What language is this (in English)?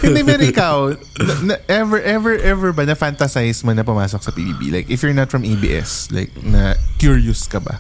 Filipino